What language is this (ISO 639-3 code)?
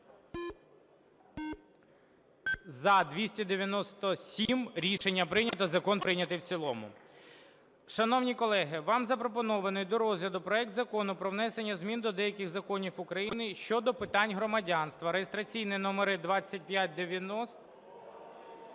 ukr